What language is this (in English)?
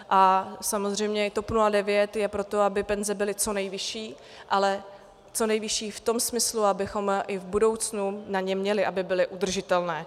Czech